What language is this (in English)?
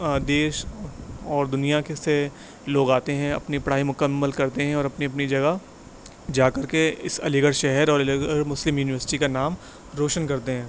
Urdu